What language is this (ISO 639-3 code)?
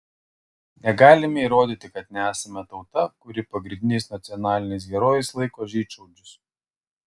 lit